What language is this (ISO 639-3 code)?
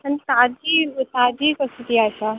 kok